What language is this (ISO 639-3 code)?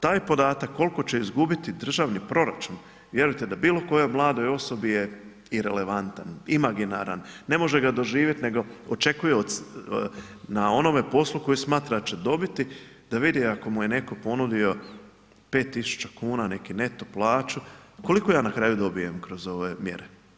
hrv